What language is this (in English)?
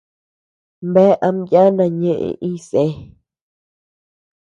Tepeuxila Cuicatec